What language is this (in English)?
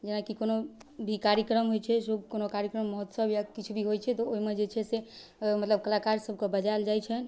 Maithili